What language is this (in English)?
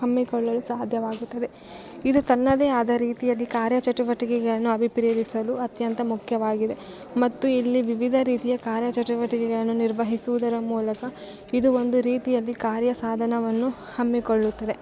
Kannada